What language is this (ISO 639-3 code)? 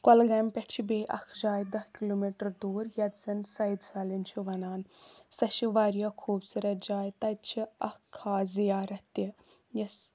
kas